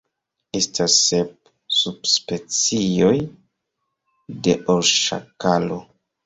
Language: Esperanto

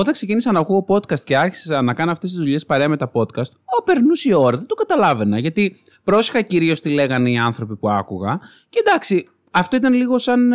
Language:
Greek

